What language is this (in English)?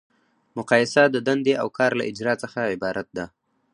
Pashto